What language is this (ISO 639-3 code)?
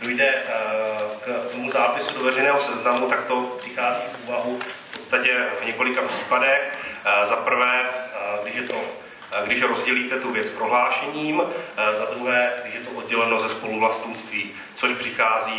ces